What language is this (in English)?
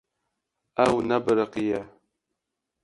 Kurdish